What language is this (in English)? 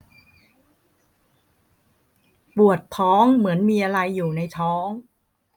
Thai